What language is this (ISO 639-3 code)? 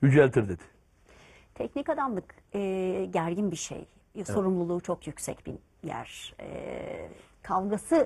tur